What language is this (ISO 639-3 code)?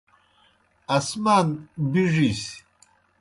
plk